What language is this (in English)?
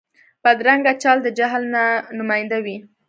Pashto